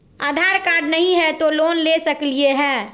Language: Magahi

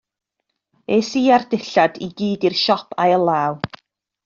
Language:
Welsh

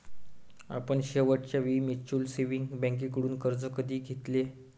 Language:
Marathi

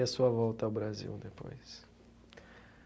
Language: Portuguese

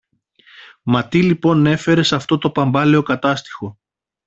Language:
Greek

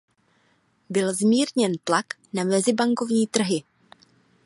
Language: Czech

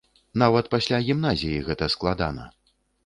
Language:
Belarusian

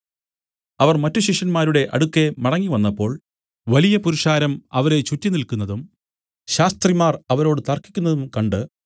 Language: Malayalam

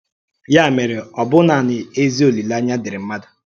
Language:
Igbo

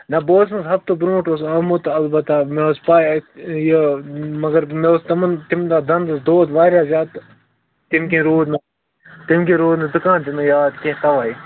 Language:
Kashmiri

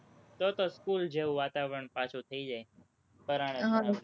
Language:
Gujarati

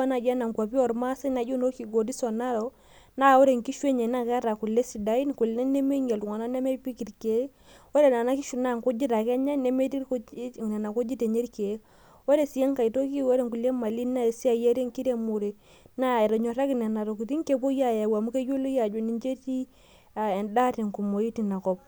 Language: Masai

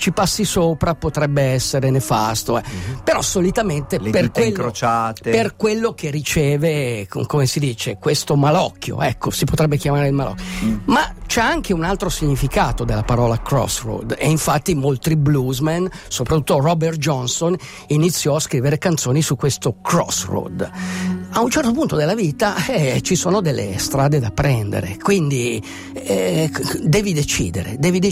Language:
Italian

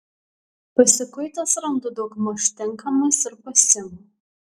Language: Lithuanian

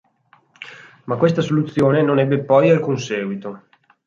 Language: Italian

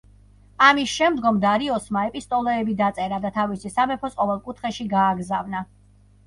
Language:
Georgian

